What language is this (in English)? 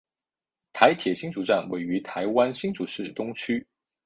Chinese